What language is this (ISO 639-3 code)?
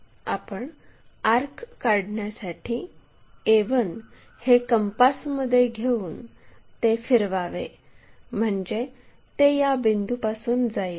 mar